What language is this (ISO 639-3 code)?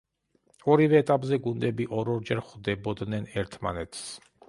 kat